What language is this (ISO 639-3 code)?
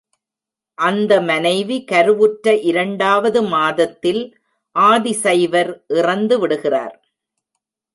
tam